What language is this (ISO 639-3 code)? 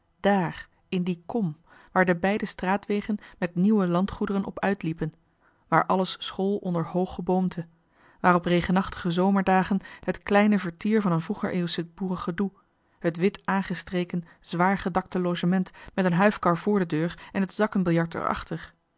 nld